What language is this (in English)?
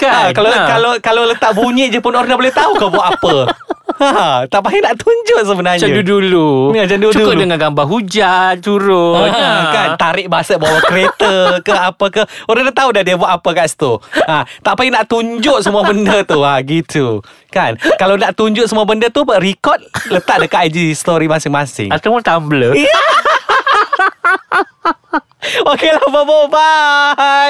Malay